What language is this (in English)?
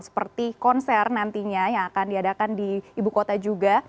Indonesian